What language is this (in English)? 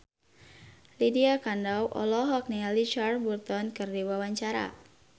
Sundanese